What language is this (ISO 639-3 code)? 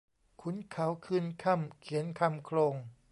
tha